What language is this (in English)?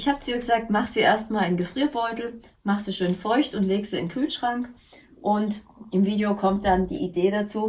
German